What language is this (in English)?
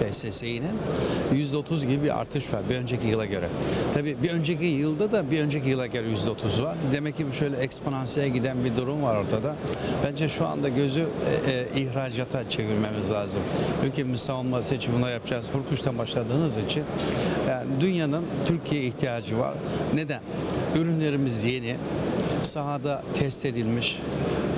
Turkish